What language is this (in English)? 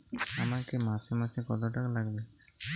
Bangla